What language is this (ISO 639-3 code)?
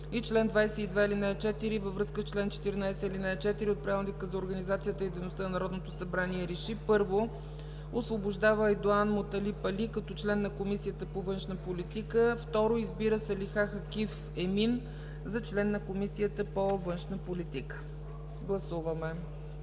bul